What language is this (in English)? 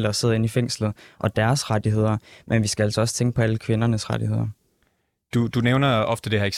Danish